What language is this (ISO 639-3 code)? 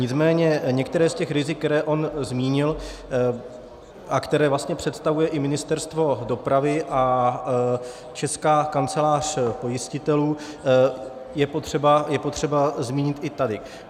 ces